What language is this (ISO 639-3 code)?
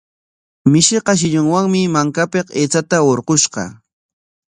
qwa